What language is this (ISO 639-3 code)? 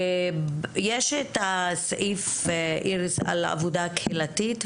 heb